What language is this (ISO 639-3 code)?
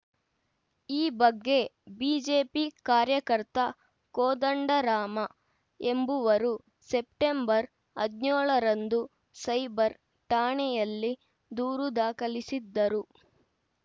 kan